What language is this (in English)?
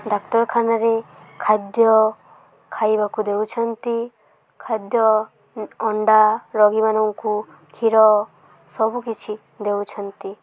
Odia